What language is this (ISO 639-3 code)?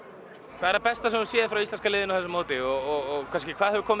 isl